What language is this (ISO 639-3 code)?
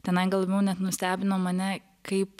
lit